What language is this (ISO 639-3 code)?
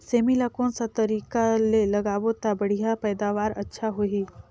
hne